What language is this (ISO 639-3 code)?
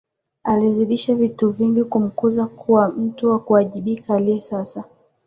swa